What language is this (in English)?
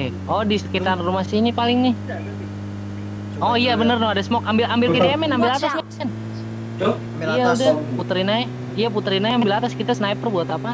Indonesian